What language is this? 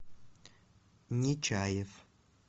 Russian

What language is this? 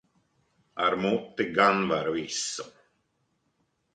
Latvian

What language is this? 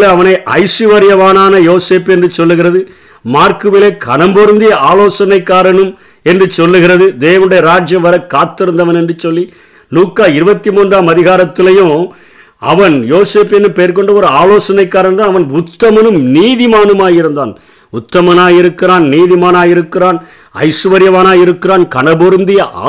Tamil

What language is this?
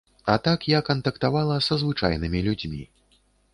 Belarusian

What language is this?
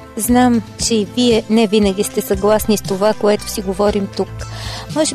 Bulgarian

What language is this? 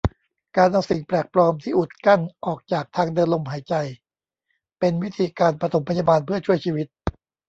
Thai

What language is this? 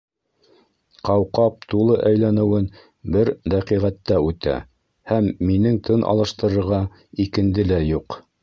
Bashkir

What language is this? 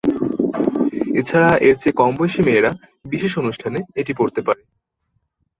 Bangla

